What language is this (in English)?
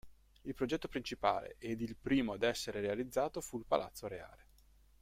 Italian